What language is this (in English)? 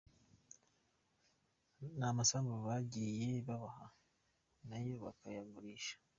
Kinyarwanda